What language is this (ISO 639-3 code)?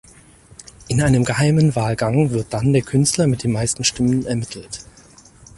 deu